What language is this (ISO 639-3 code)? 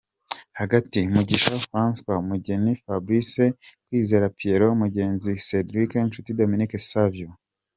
kin